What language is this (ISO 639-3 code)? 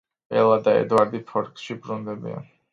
kat